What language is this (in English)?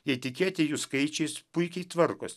Lithuanian